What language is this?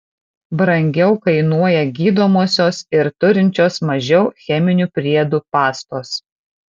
Lithuanian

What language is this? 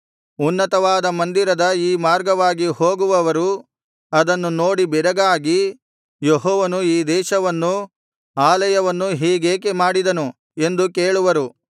Kannada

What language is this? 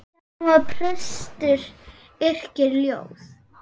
Icelandic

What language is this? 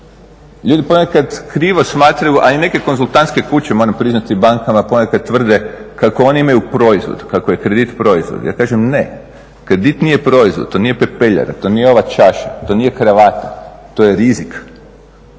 Croatian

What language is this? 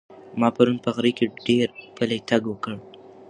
Pashto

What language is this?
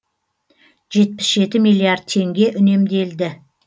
Kazakh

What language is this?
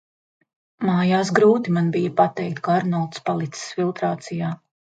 Latvian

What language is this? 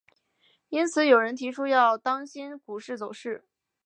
Chinese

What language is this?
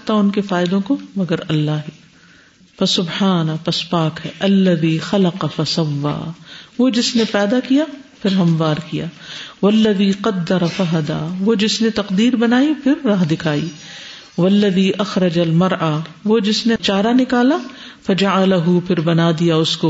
Urdu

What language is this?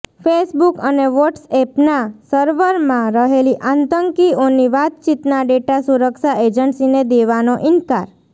Gujarati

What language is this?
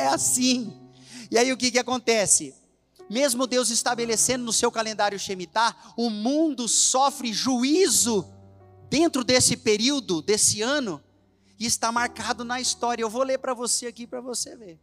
Portuguese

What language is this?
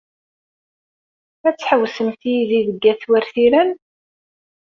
Kabyle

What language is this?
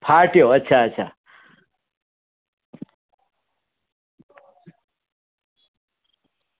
Gujarati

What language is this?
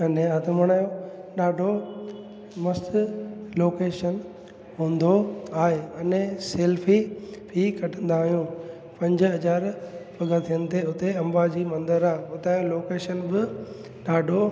Sindhi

